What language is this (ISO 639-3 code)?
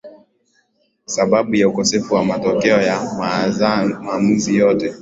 swa